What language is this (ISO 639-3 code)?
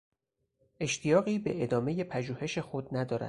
fas